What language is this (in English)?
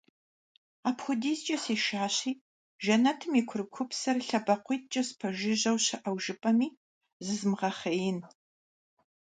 Kabardian